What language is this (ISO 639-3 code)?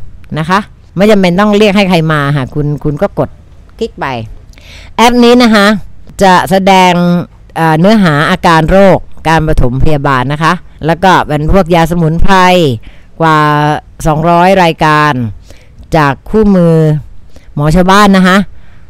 tha